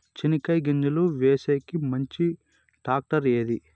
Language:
Telugu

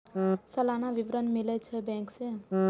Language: Maithili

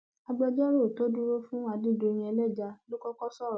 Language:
Yoruba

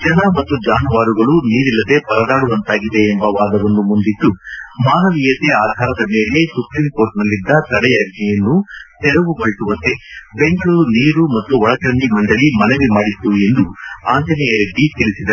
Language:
Kannada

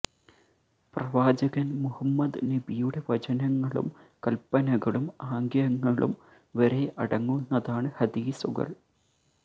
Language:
Malayalam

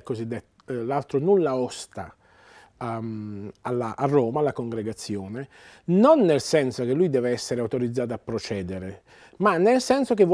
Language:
Italian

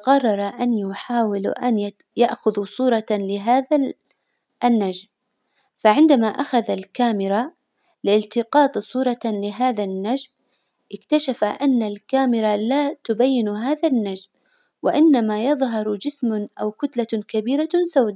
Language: Hijazi Arabic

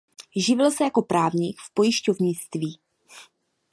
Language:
Czech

